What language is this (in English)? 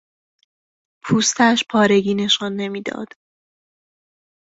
Persian